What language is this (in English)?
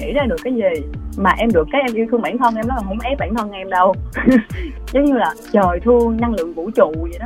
Vietnamese